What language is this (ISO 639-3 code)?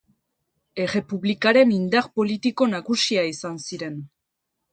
eus